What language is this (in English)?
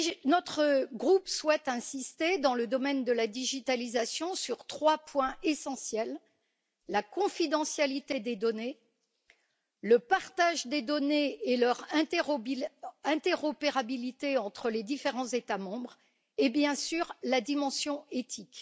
French